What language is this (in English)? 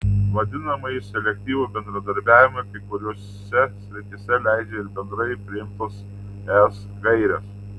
Lithuanian